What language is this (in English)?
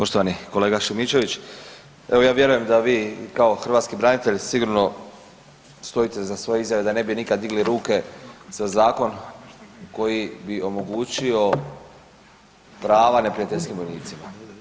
Croatian